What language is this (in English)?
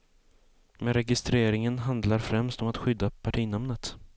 Swedish